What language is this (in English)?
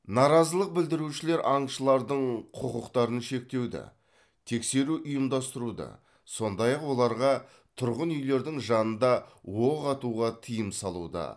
Kazakh